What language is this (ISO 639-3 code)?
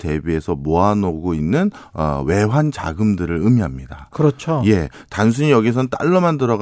kor